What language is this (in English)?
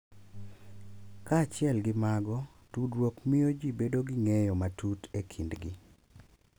Luo (Kenya and Tanzania)